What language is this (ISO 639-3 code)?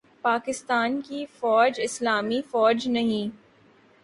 urd